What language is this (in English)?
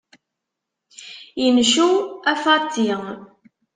Kabyle